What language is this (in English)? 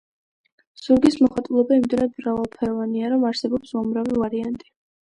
Georgian